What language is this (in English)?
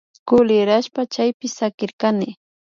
Imbabura Highland Quichua